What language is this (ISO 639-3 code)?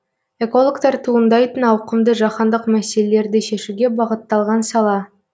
kaz